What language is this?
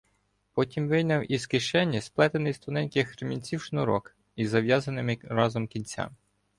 Ukrainian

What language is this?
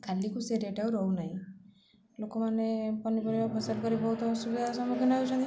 Odia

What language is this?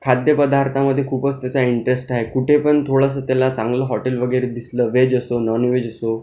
Marathi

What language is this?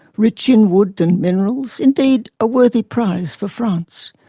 English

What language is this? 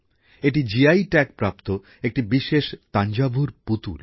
Bangla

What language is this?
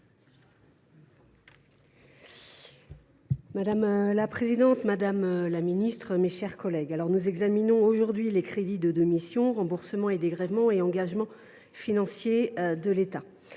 French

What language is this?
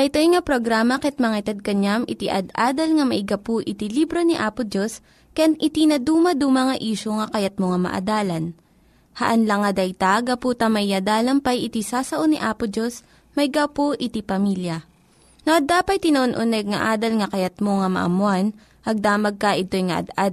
Filipino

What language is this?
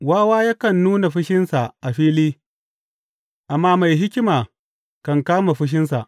Hausa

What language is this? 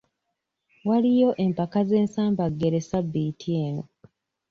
Ganda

